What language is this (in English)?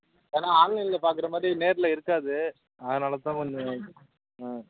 Tamil